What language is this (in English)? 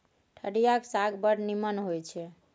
Maithili